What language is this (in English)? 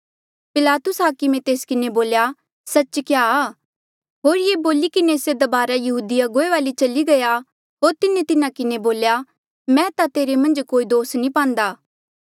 Mandeali